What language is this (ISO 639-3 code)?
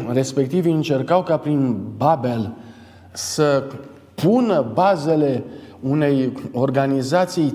ron